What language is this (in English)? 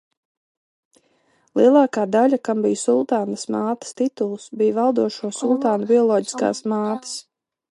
Latvian